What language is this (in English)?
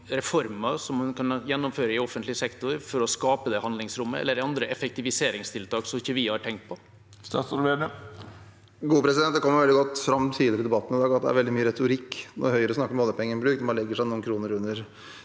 Norwegian